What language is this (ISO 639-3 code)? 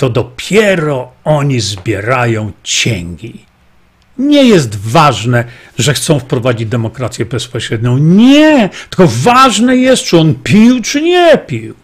pol